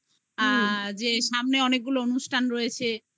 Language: Bangla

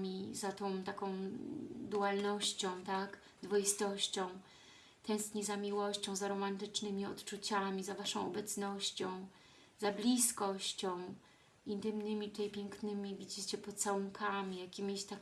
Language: Polish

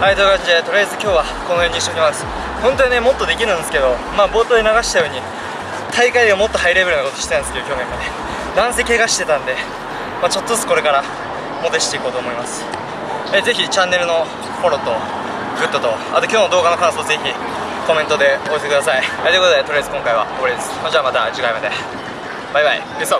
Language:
Japanese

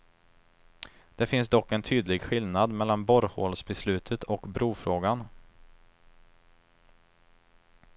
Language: Swedish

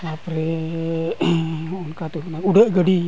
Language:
Santali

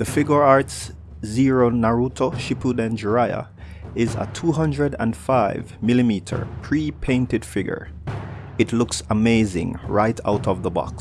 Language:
English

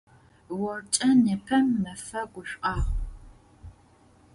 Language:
Adyghe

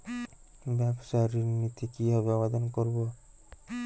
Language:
Bangla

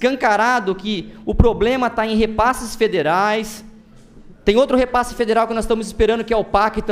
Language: Portuguese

